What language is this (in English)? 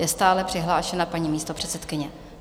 Czech